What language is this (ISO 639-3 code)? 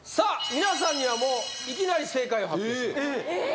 jpn